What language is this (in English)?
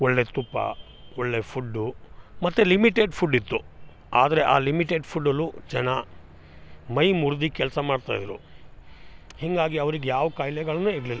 Kannada